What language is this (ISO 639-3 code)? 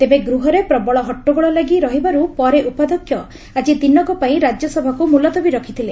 ori